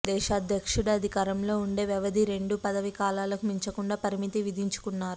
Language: Telugu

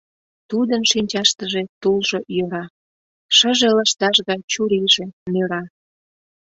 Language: Mari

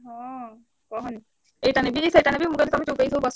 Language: Odia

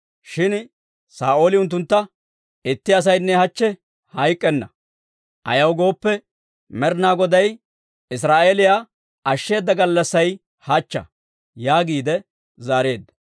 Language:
Dawro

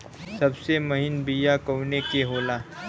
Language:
Bhojpuri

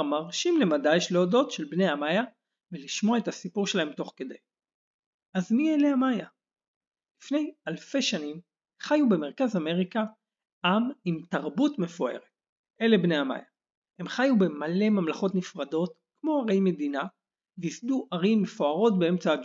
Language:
Hebrew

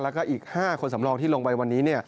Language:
Thai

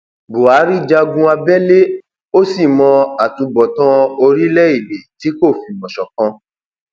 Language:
Yoruba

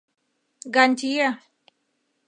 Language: Mari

